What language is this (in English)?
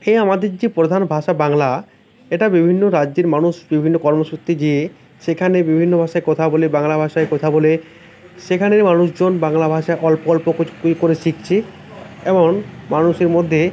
Bangla